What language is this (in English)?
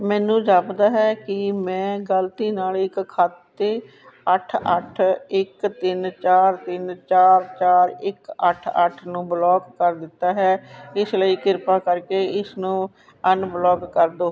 Punjabi